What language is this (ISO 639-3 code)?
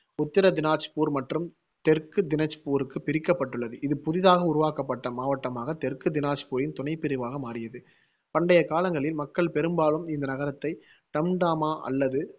tam